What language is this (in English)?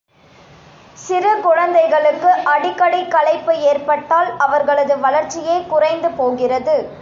Tamil